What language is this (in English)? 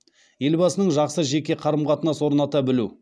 Kazakh